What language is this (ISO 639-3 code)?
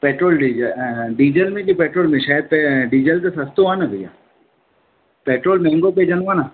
snd